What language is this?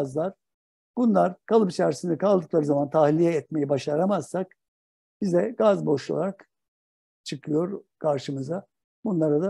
Turkish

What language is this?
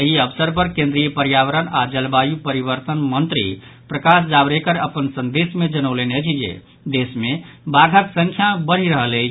Maithili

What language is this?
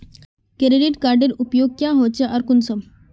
Magahi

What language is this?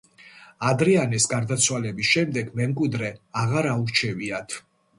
Georgian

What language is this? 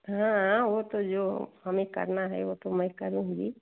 Hindi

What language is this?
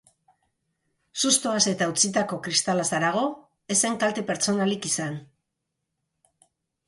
Basque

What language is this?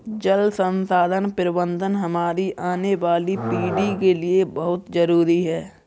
Hindi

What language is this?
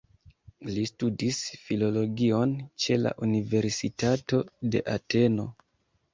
Esperanto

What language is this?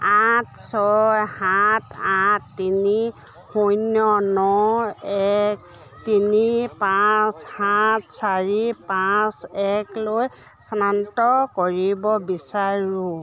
Assamese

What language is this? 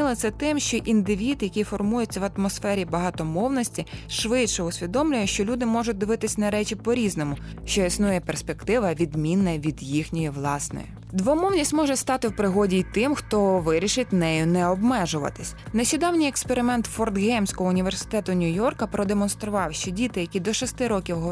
Ukrainian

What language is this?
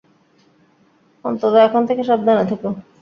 Bangla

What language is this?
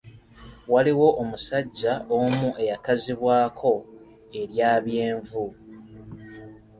Ganda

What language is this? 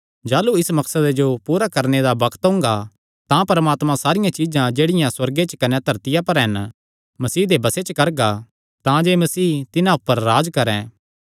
Kangri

